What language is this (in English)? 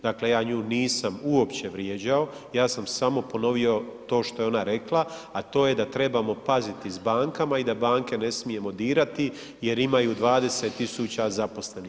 Croatian